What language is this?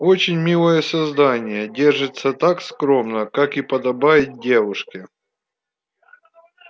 Russian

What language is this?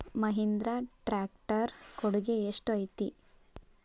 Kannada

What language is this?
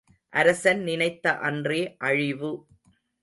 Tamil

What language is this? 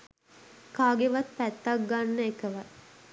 Sinhala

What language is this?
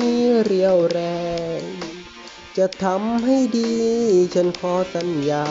Thai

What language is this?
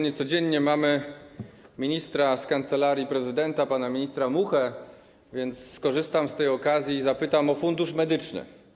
Polish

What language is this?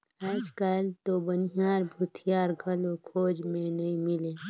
Chhattisgarhi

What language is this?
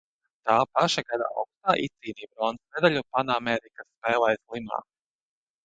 Latvian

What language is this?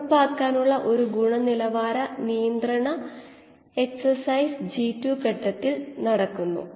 Malayalam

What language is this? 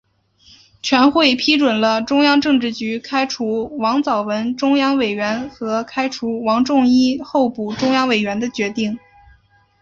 Chinese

